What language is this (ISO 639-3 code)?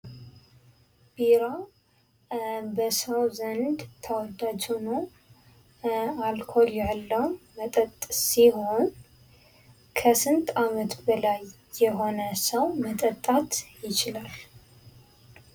amh